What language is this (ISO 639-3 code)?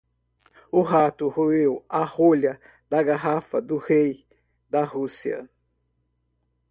por